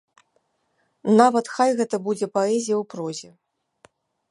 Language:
Belarusian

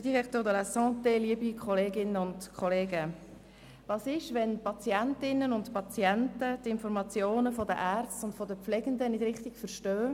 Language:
Swiss German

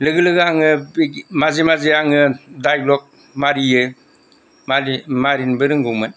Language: Bodo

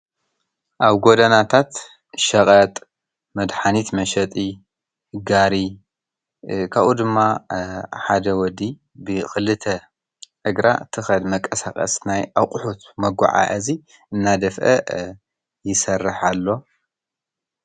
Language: Tigrinya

